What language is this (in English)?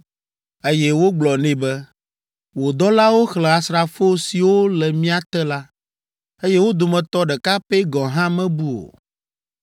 Ewe